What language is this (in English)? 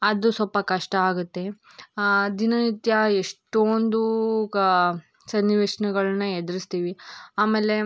Kannada